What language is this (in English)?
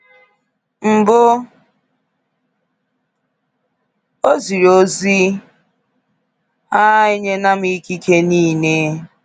Igbo